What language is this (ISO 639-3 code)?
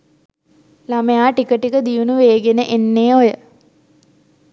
sin